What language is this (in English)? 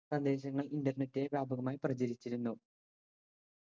Malayalam